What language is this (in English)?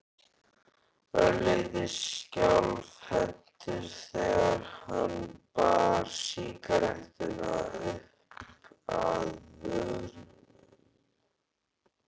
Icelandic